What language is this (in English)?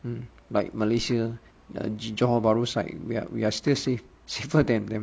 English